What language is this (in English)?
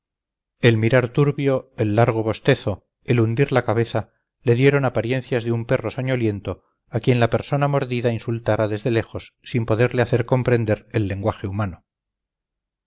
Spanish